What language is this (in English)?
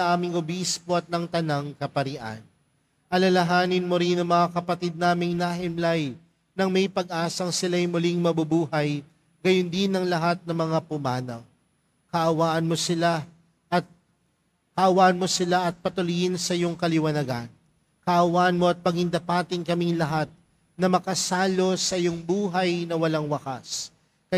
Filipino